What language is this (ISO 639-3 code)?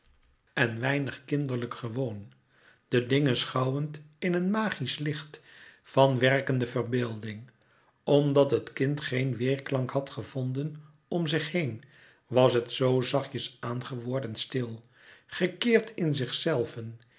nld